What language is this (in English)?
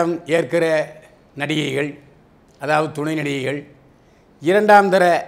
Tamil